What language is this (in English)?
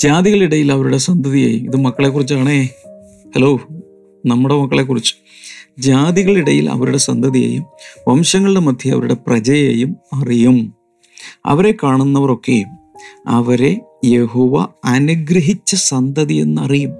Malayalam